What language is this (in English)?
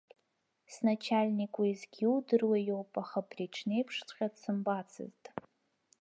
Abkhazian